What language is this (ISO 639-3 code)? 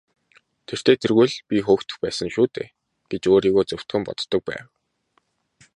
mon